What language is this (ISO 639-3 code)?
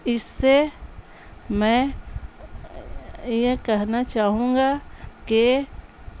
urd